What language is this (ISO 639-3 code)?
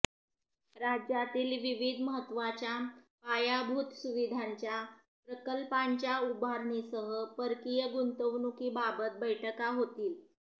mar